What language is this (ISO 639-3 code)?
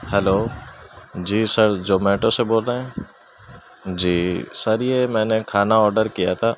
urd